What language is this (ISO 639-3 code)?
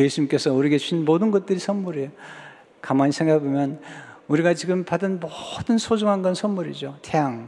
kor